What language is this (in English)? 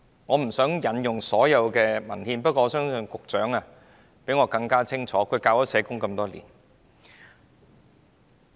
Cantonese